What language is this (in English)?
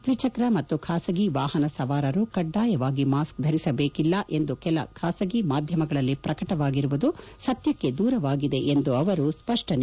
Kannada